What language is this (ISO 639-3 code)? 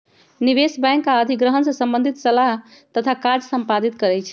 mag